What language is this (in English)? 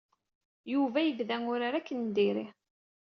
Kabyle